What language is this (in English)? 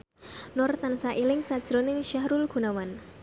Javanese